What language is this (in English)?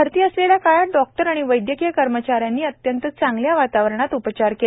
Marathi